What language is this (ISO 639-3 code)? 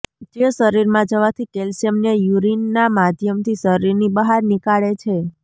guj